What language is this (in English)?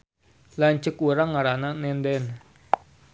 Sundanese